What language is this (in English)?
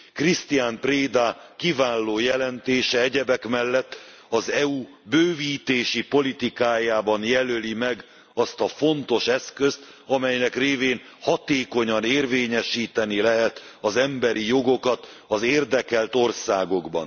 Hungarian